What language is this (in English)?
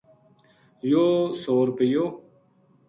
Gujari